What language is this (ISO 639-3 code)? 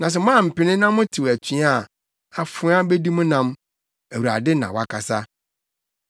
aka